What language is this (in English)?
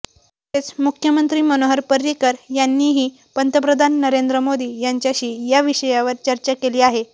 Marathi